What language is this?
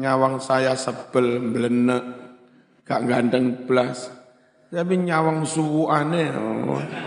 Indonesian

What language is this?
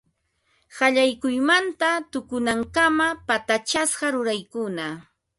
Ambo-Pasco Quechua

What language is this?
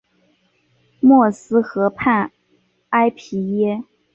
Chinese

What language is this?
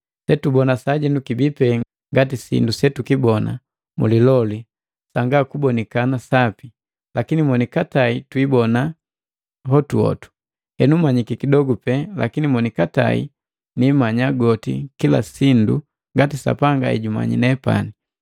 Matengo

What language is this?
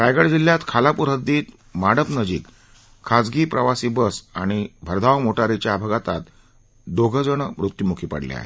Marathi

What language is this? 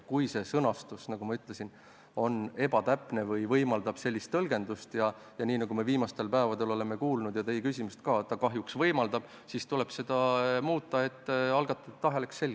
Estonian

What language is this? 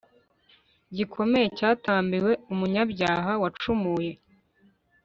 Kinyarwanda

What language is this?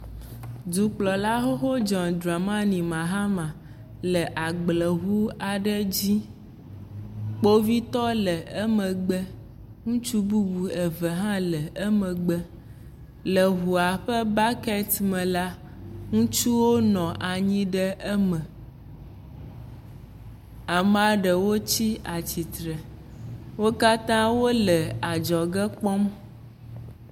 Ewe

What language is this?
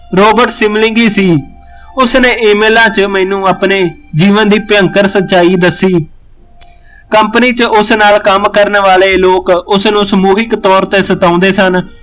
Punjabi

